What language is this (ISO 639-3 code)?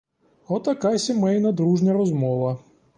ukr